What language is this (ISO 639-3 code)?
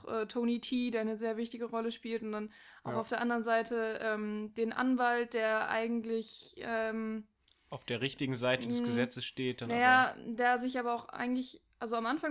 deu